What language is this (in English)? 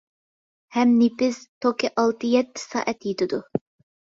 Uyghur